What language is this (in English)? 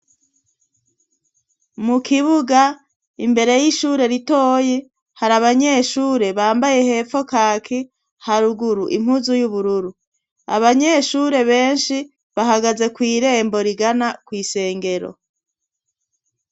Rundi